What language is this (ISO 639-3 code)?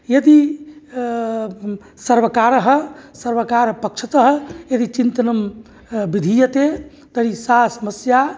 san